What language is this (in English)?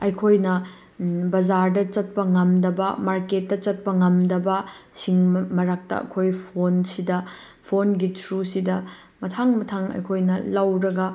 Manipuri